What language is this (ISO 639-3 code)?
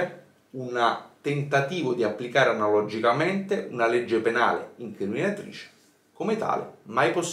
ita